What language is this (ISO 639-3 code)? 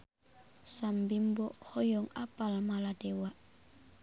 sun